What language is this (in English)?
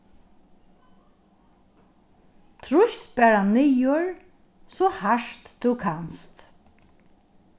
Faroese